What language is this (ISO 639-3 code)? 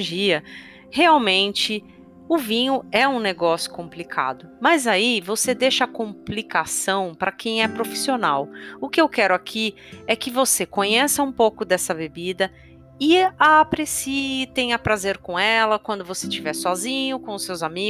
por